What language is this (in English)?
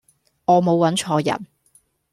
Cantonese